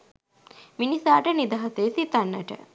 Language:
Sinhala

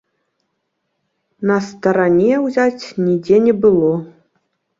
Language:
Belarusian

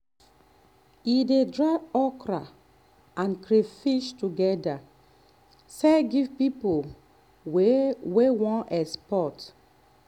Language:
Nigerian Pidgin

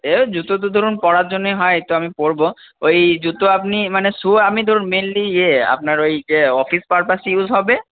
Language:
Bangla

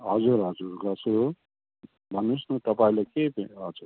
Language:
Nepali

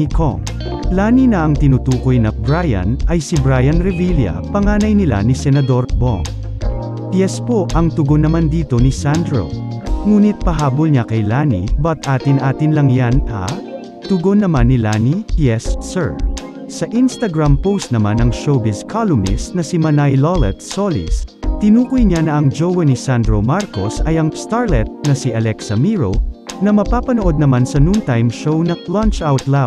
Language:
Filipino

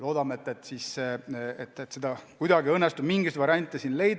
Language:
Estonian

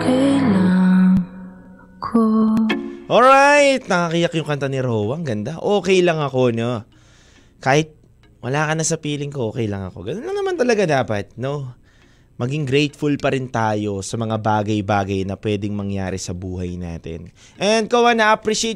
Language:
Filipino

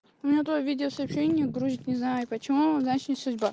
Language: Russian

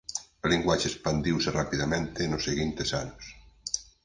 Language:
Galician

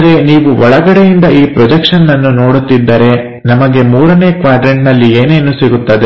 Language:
Kannada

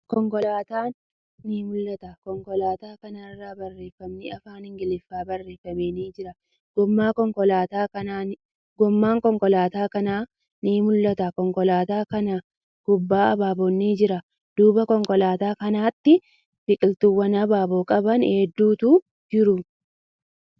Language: Oromo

